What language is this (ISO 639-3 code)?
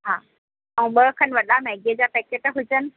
snd